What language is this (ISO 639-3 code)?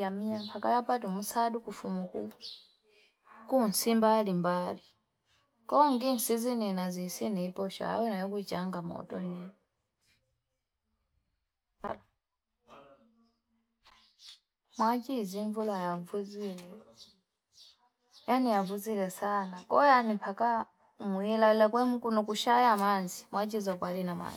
fip